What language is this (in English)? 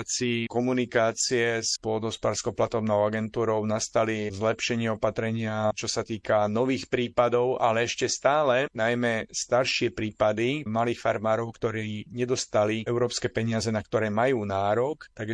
Slovak